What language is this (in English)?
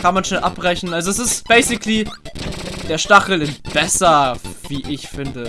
German